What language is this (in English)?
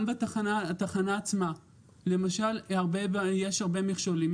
Hebrew